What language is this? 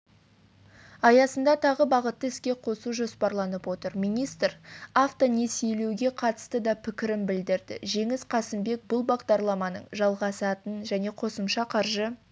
Kazakh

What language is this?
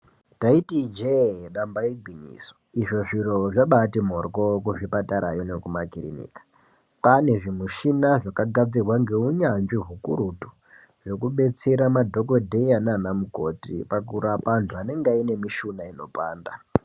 Ndau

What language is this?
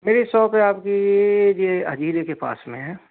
Hindi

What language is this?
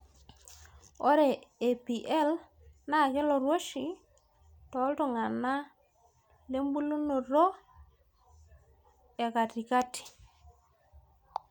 Masai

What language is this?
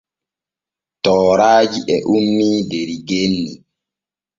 Borgu Fulfulde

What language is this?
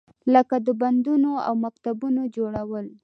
Pashto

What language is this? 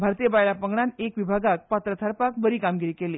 Konkani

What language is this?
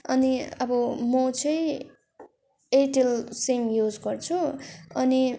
Nepali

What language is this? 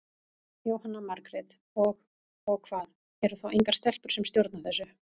Icelandic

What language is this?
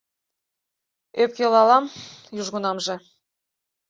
Mari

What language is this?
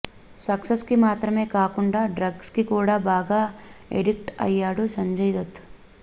Telugu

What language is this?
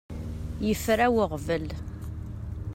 Kabyle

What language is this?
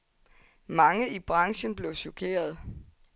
Danish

